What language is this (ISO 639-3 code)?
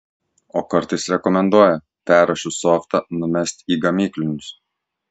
lit